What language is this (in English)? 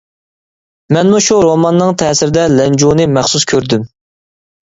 Uyghur